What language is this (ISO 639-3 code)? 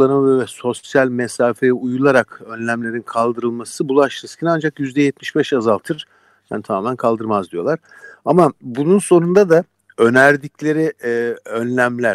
tur